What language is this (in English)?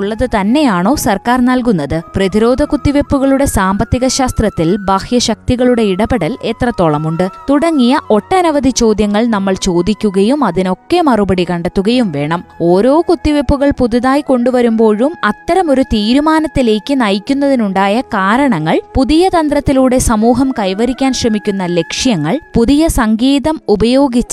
Malayalam